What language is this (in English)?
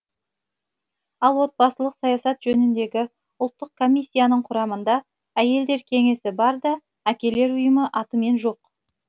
Kazakh